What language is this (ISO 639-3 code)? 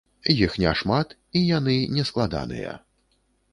bel